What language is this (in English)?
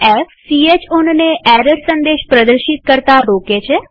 Gujarati